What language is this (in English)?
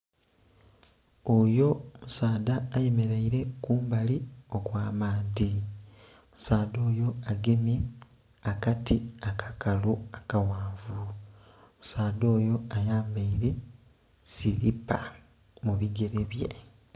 Soga